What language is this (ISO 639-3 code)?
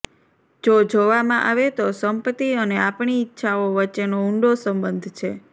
guj